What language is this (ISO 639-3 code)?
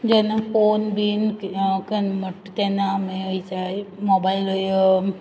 kok